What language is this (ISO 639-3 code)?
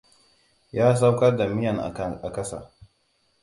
hau